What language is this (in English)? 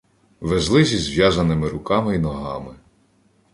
Ukrainian